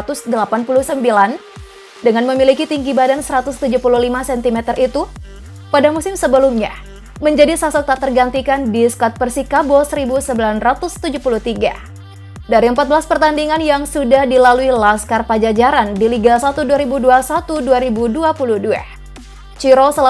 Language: Indonesian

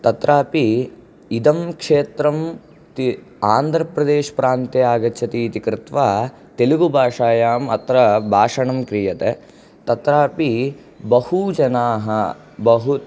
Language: Sanskrit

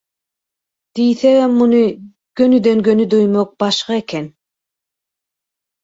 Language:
Turkmen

